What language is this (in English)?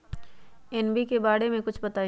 Magahi